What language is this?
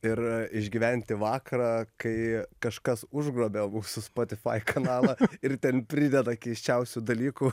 Lithuanian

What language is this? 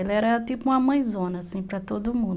Portuguese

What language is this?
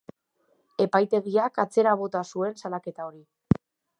Basque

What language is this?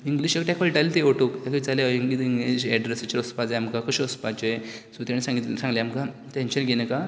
Konkani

